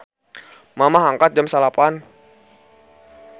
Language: Sundanese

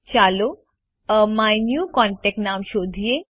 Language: Gujarati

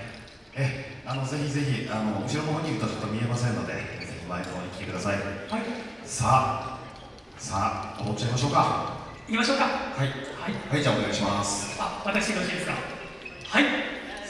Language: Japanese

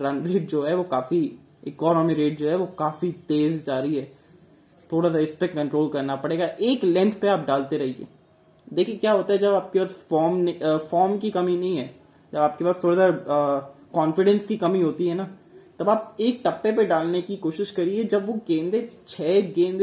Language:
Hindi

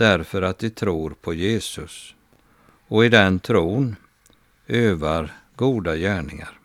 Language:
Swedish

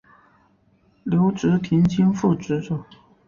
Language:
Chinese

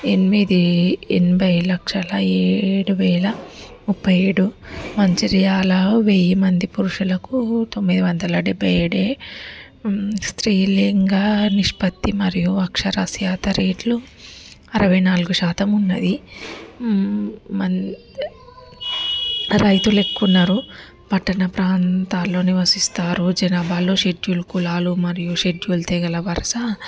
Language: Telugu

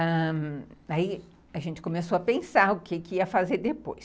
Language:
Portuguese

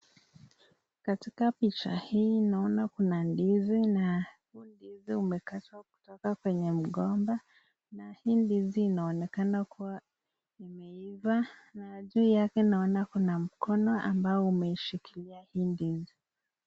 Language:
Swahili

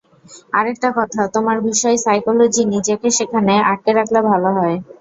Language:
Bangla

